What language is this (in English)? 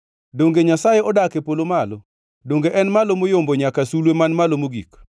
Luo (Kenya and Tanzania)